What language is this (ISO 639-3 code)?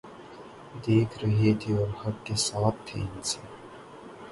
urd